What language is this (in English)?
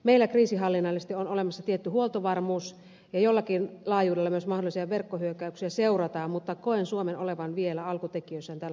Finnish